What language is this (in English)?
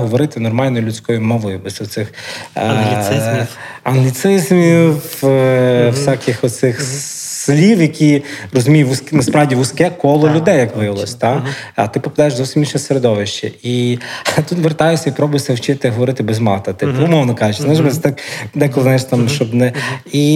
Ukrainian